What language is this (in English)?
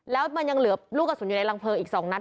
Thai